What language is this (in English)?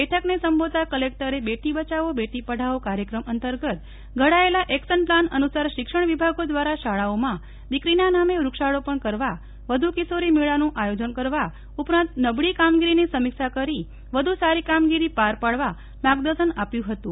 Gujarati